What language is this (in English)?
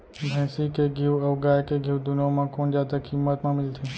Chhattisgarhi